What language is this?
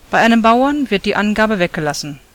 German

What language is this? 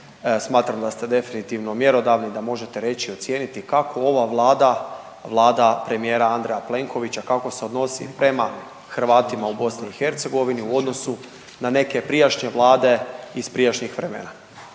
Croatian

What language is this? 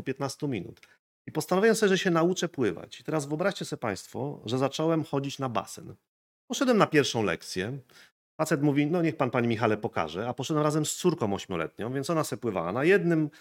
Polish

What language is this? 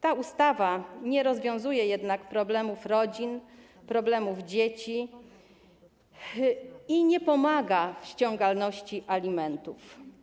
Polish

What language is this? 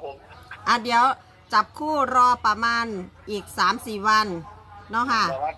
Thai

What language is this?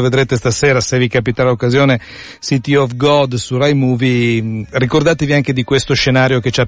Italian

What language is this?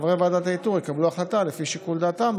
Hebrew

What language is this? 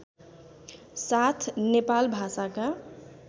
Nepali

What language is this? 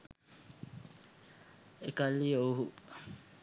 Sinhala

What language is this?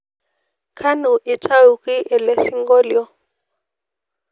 Masai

